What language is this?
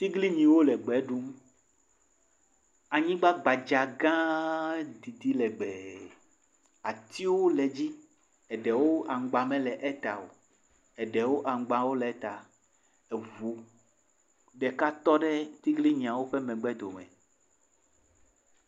Ewe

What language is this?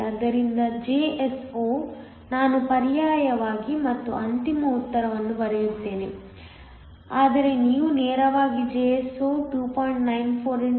Kannada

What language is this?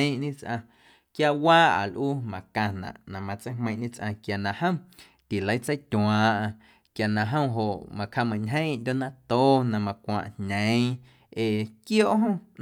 Guerrero Amuzgo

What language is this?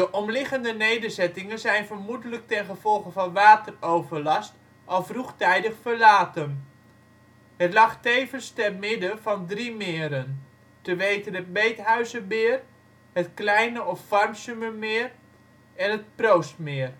Dutch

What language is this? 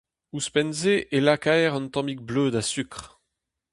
Breton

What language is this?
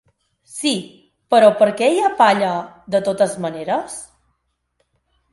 Catalan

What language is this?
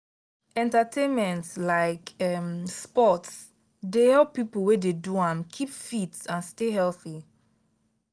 Nigerian Pidgin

